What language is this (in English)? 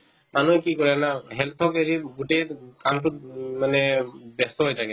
Assamese